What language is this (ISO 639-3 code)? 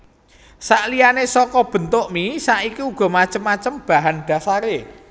jav